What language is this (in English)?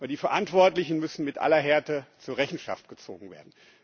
German